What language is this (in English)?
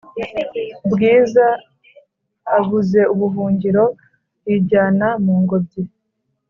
Kinyarwanda